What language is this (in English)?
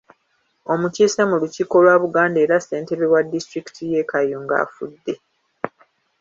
Ganda